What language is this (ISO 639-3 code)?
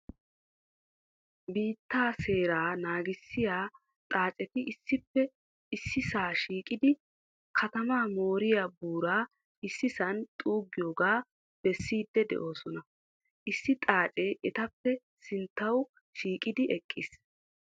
wal